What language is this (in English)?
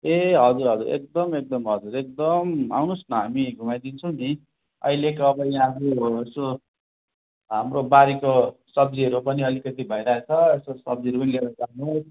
Nepali